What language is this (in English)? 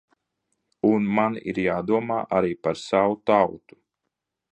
Latvian